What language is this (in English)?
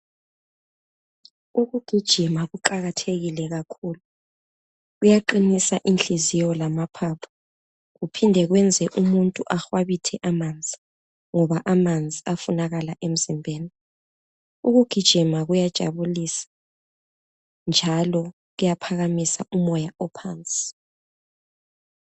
North Ndebele